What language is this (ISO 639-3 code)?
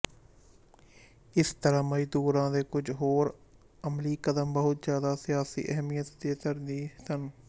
pan